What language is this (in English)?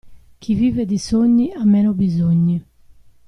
Italian